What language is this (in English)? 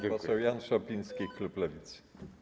Polish